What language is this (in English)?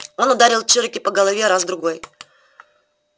Russian